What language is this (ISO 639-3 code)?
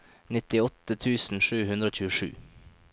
nor